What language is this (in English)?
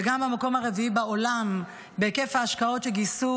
Hebrew